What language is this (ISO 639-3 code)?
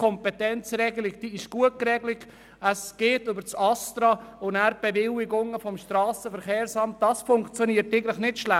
gsw